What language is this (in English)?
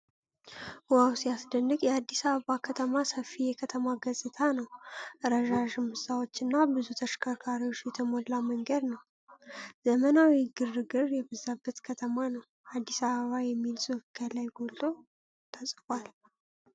Amharic